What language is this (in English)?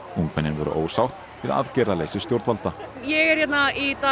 Icelandic